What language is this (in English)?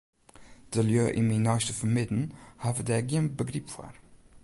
Western Frisian